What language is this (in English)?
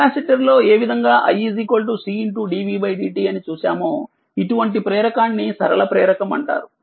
Telugu